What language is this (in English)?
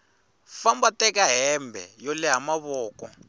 Tsonga